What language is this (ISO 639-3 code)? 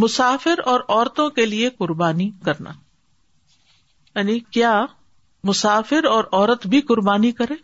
urd